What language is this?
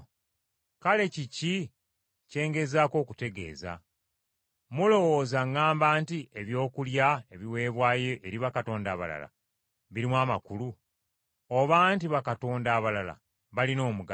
Ganda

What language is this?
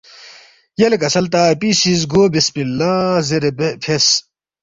Balti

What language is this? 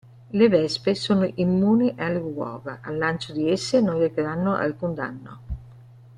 Italian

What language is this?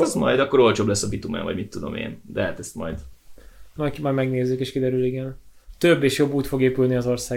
Hungarian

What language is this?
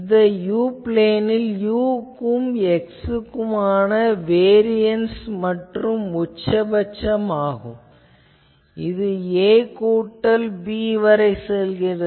Tamil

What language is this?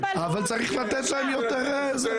Hebrew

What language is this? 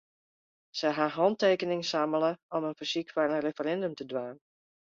Western Frisian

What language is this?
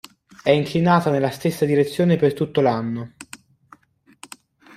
Italian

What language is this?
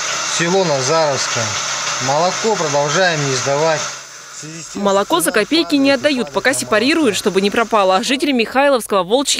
Russian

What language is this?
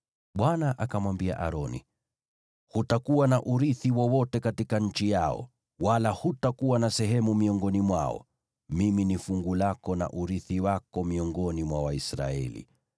Swahili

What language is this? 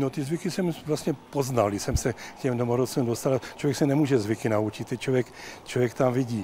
Czech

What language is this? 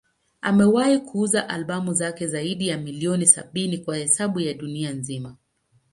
Swahili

